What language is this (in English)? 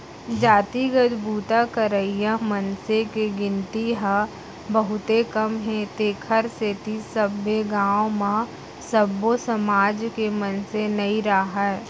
Chhattisgarhi